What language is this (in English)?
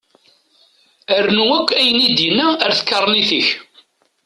Kabyle